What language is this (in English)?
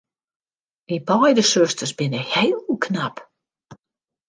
Western Frisian